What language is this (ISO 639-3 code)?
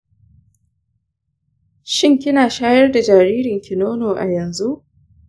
hau